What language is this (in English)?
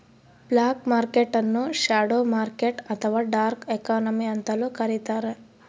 Kannada